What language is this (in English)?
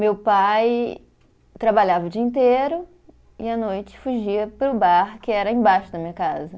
Portuguese